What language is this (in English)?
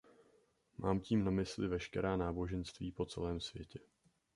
Czech